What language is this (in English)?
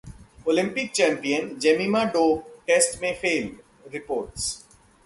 Hindi